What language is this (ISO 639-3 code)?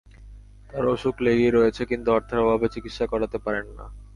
ben